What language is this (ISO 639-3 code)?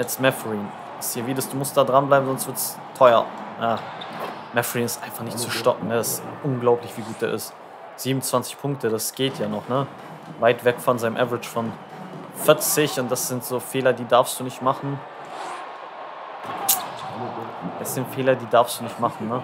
deu